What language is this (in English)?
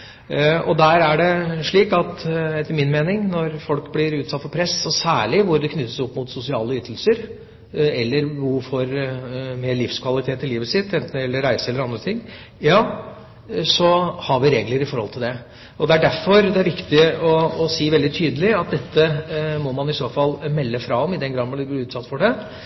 Norwegian Bokmål